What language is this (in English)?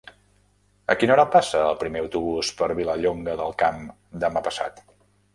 Catalan